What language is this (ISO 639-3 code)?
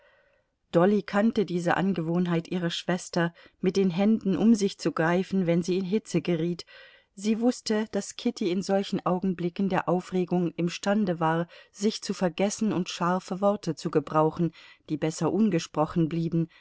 deu